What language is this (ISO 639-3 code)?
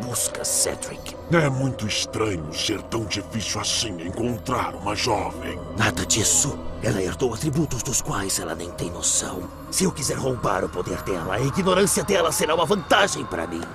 por